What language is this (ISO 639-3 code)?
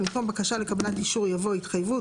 heb